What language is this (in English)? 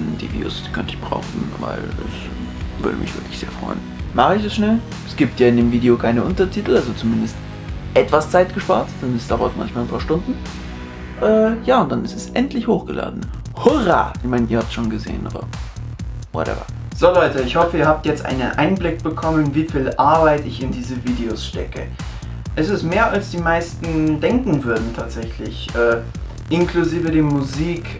German